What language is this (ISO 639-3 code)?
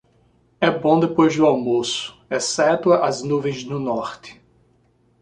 por